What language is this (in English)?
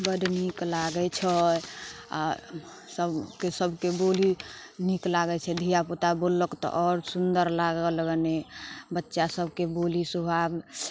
Maithili